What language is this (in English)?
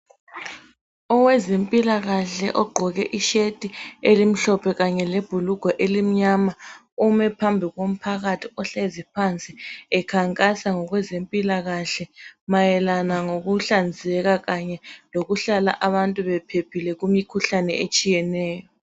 North Ndebele